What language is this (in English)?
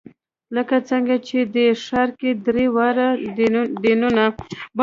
Pashto